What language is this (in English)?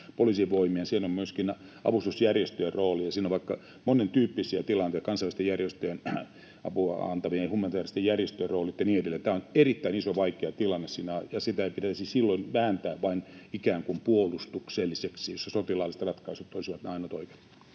Finnish